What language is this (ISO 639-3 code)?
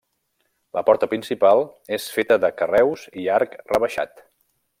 cat